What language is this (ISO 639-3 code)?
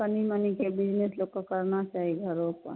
mai